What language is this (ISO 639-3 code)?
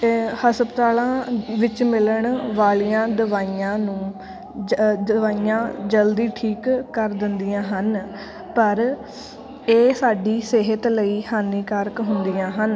pan